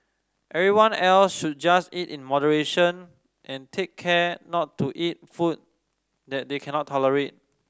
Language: English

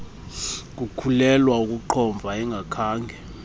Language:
Xhosa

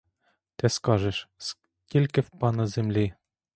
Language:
Ukrainian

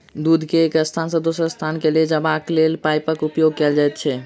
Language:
Maithili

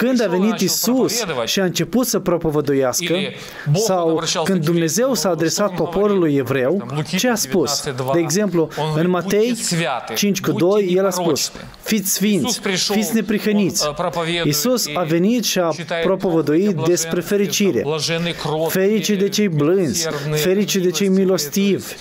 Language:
Romanian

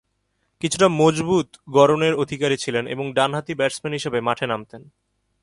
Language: Bangla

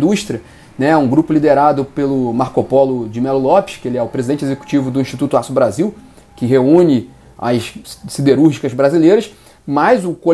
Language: Portuguese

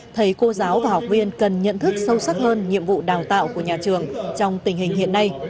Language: Vietnamese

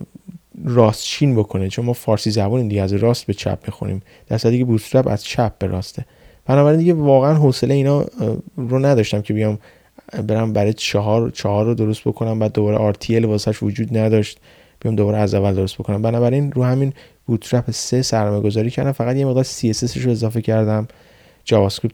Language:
Persian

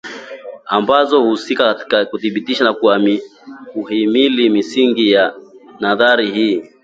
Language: Swahili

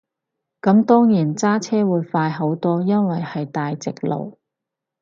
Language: Cantonese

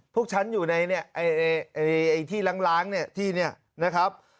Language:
Thai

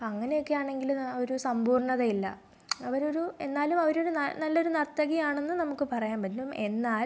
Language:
Malayalam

